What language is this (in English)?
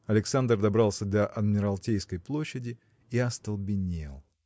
Russian